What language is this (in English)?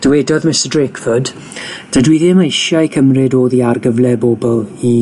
Welsh